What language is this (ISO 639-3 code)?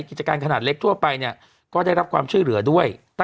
tha